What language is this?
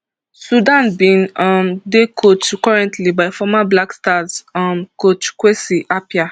Nigerian Pidgin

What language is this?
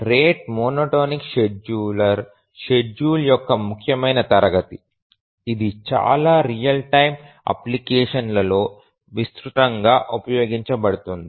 Telugu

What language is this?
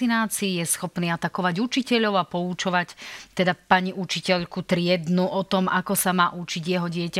Slovak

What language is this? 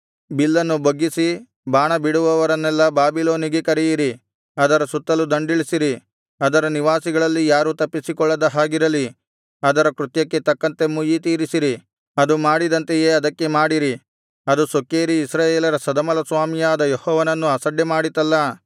Kannada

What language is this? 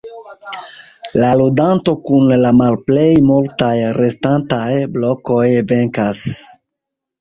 Esperanto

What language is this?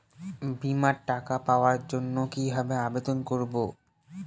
Bangla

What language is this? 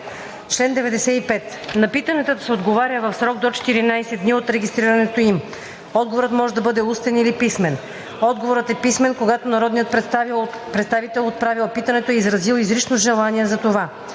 Bulgarian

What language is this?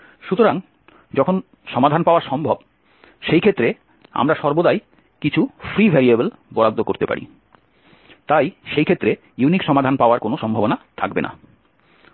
Bangla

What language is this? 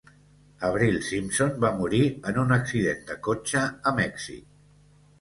Catalan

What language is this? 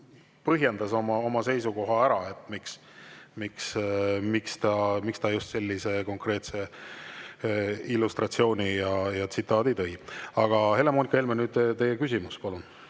Estonian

